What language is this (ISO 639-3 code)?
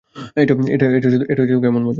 ben